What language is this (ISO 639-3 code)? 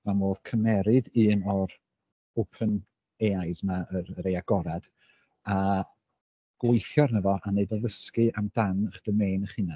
cym